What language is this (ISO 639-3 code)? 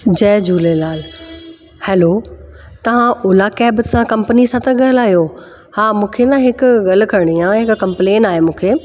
snd